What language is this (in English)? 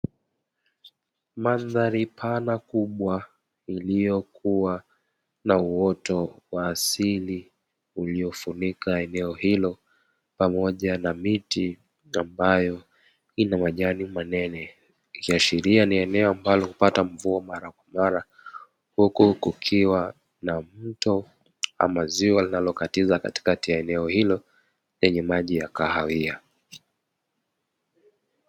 Swahili